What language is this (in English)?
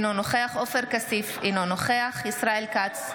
Hebrew